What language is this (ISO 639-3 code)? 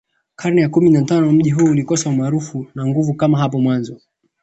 swa